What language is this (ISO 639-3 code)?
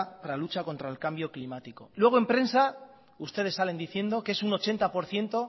spa